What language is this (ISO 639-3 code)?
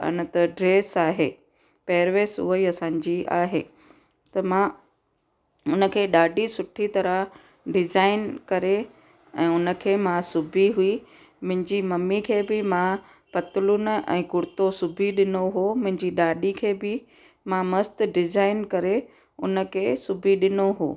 snd